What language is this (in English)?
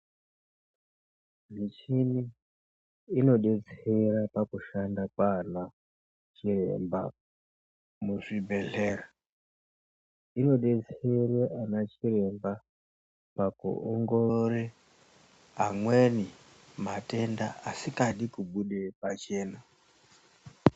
Ndau